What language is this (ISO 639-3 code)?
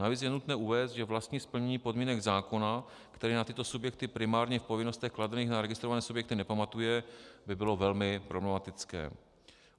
ces